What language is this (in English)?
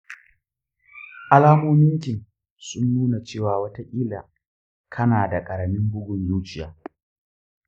Hausa